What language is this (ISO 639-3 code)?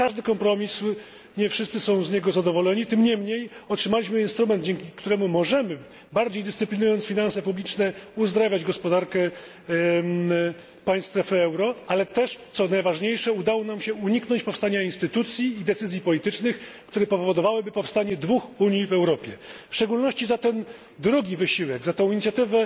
pol